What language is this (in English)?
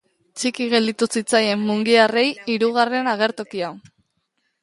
Basque